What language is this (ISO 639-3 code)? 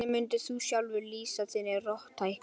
isl